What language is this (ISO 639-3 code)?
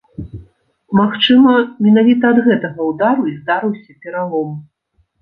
bel